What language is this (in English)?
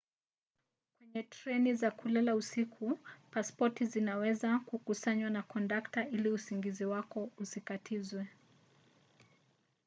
Swahili